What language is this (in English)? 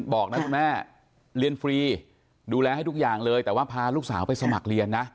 Thai